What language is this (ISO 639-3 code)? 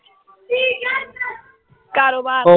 pan